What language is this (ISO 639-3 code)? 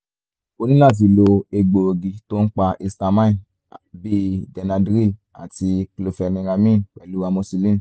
yor